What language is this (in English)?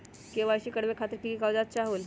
Magahi